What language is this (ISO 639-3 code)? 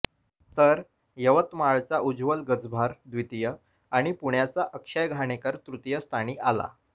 mar